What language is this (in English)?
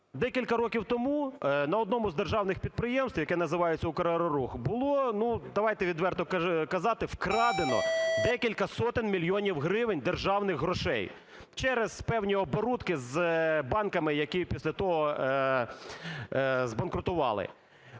Ukrainian